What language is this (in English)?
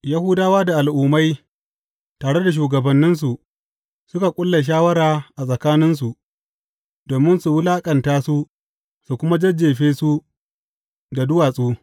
Hausa